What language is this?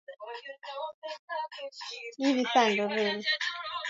Swahili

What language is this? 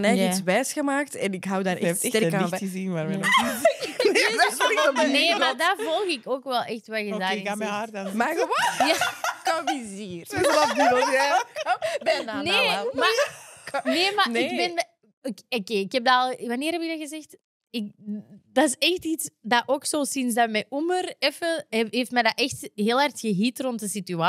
Dutch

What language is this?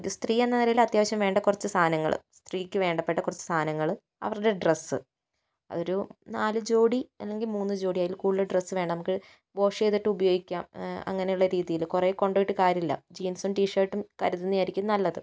Malayalam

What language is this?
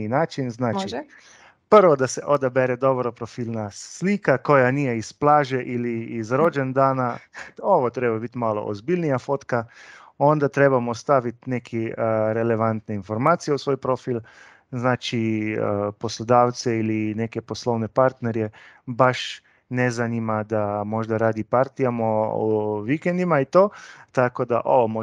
Croatian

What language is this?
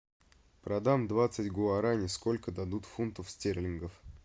Russian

